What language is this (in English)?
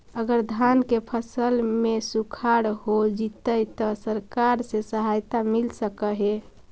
Magahi